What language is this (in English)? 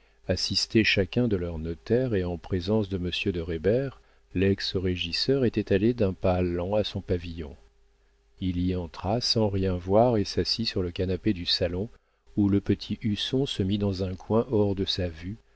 French